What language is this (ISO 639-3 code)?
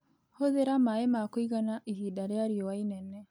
kik